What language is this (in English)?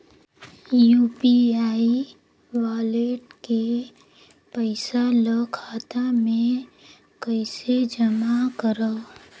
Chhattisgarhi